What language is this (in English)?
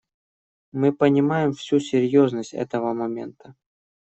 Russian